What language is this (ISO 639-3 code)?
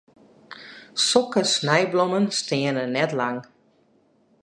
fry